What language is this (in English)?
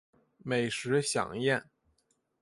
Chinese